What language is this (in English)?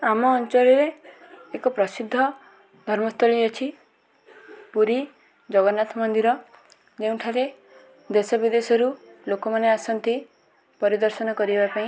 Odia